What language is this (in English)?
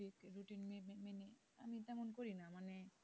Bangla